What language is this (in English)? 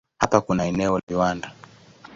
Swahili